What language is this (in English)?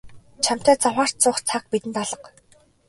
Mongolian